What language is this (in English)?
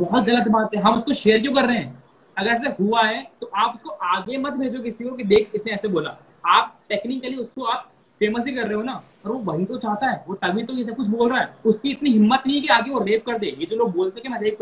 Hindi